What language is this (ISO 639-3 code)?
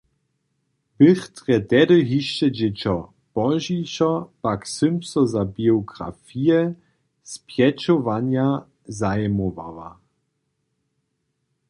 hsb